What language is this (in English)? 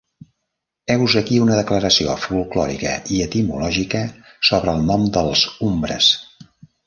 Catalan